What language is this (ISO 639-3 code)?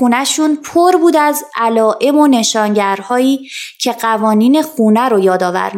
fas